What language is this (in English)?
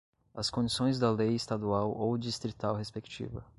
Portuguese